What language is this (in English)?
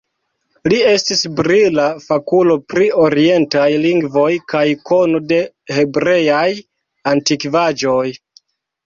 Esperanto